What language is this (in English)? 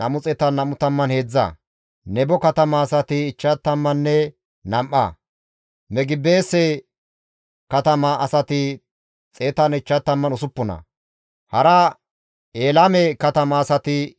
Gamo